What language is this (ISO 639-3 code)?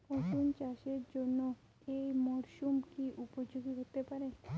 ben